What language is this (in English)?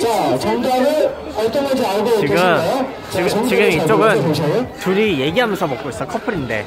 Korean